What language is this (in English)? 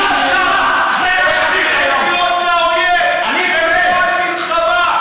Hebrew